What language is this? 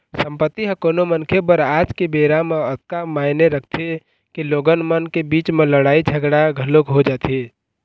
Chhattisgarhi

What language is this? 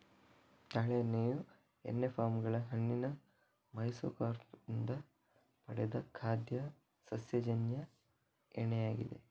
Kannada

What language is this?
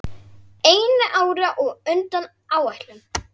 Icelandic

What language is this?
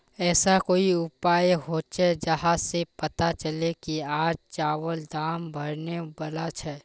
Magahi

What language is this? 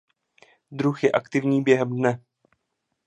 Czech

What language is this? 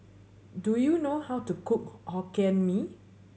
English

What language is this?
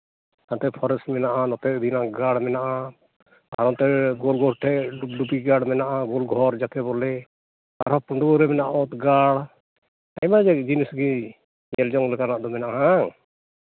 Santali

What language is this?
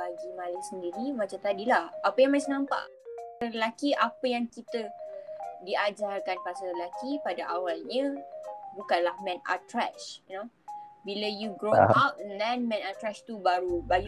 Malay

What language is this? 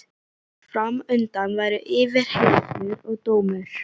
Icelandic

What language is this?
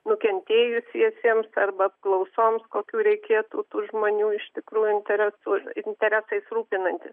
Lithuanian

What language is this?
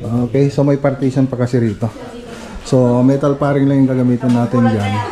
Filipino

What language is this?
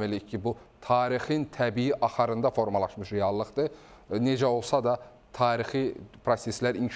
Turkish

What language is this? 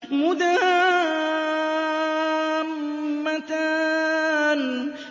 Arabic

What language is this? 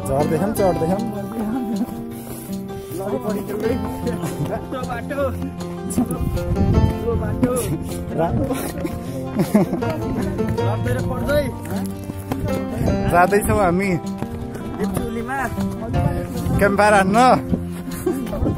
English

